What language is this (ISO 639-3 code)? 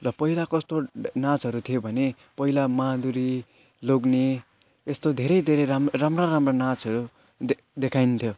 nep